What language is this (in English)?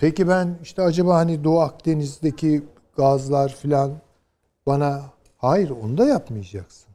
Turkish